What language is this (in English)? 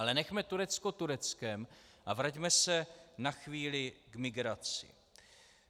Czech